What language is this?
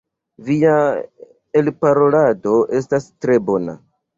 Esperanto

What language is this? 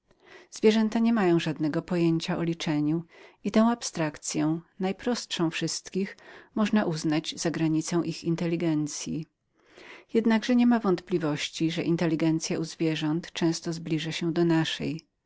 Polish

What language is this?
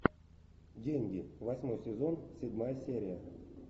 Russian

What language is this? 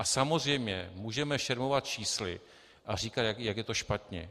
Czech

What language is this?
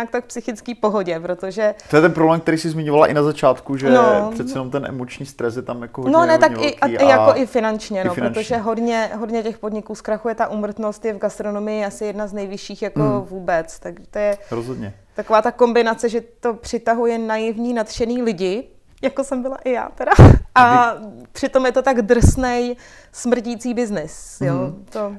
Czech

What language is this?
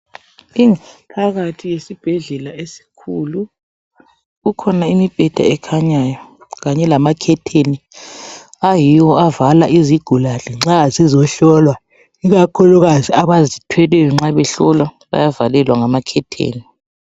North Ndebele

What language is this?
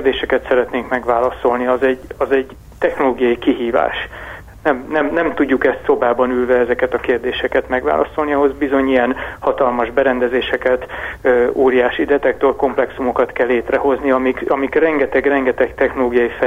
Hungarian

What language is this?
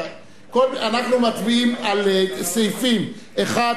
Hebrew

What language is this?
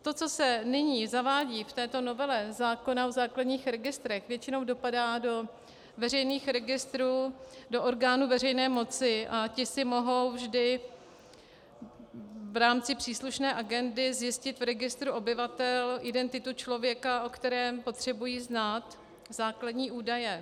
Czech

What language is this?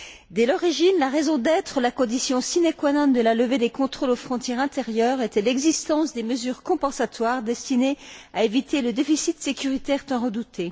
French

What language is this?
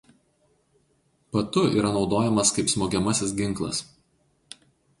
Lithuanian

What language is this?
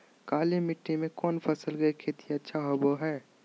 Magahi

